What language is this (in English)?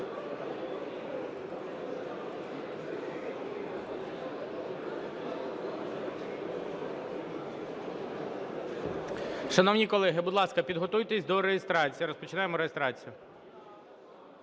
Ukrainian